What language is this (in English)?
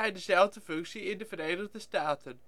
Dutch